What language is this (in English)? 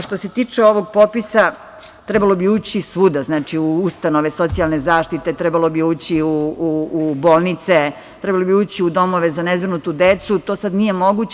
Serbian